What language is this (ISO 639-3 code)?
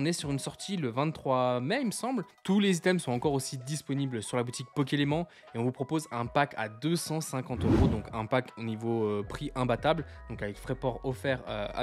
fra